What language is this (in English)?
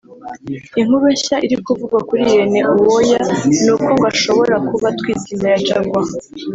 Kinyarwanda